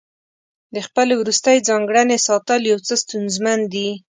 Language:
Pashto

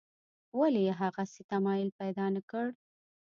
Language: Pashto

